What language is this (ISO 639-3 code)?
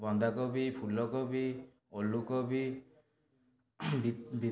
ori